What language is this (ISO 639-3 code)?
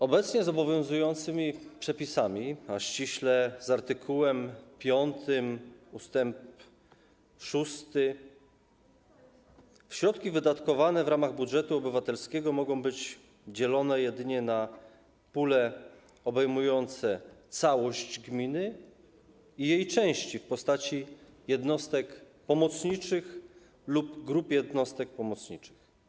pol